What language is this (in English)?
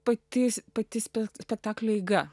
Lithuanian